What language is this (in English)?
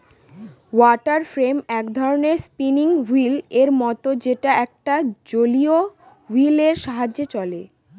Bangla